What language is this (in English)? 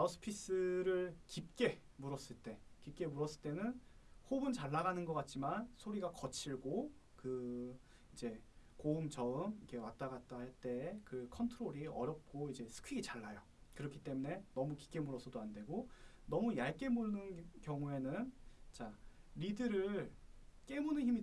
Korean